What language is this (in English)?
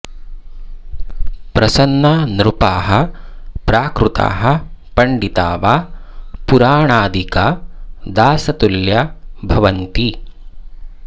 Sanskrit